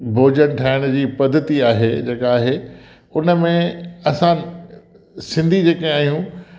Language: Sindhi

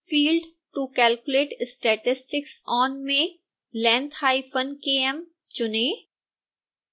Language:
Hindi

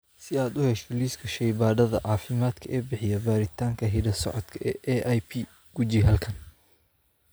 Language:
Somali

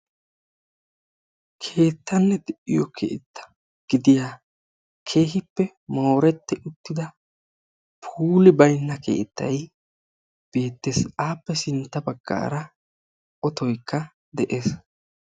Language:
Wolaytta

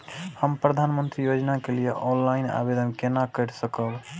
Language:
Maithili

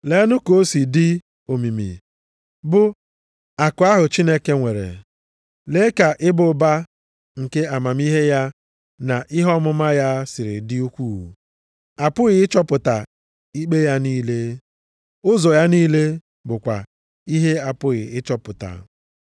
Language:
Igbo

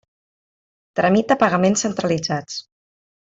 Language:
Catalan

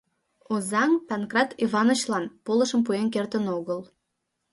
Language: Mari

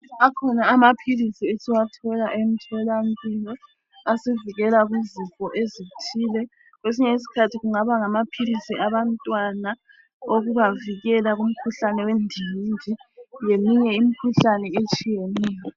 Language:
North Ndebele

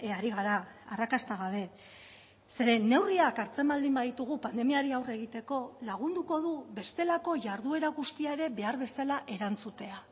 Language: Basque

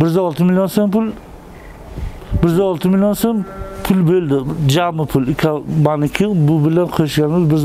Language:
Turkish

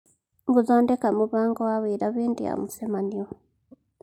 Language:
Kikuyu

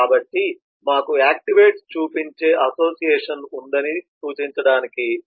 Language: Telugu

